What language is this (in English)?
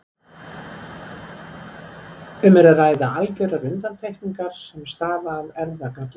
Icelandic